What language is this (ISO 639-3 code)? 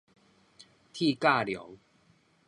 nan